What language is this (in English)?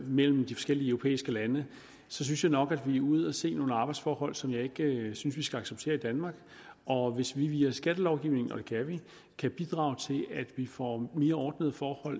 Danish